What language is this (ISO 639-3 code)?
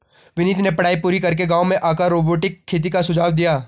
hin